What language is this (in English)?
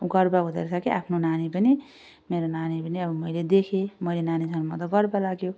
Nepali